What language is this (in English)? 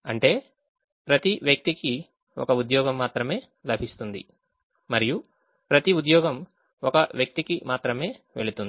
Telugu